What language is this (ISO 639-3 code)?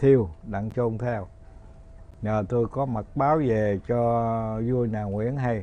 vie